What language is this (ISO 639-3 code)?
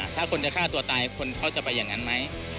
tha